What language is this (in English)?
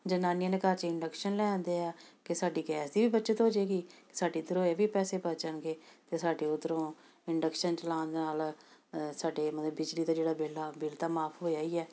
Punjabi